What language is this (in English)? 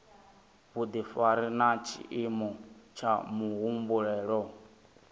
Venda